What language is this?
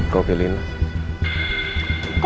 Indonesian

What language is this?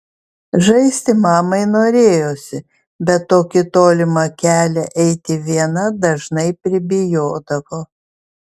Lithuanian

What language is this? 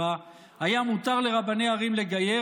Hebrew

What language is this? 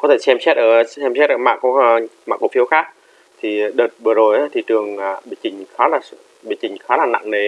Vietnamese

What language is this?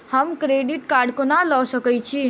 Maithili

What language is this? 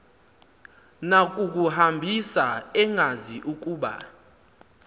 Xhosa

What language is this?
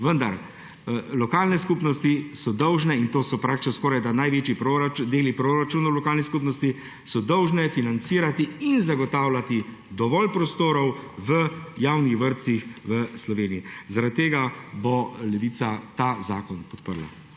Slovenian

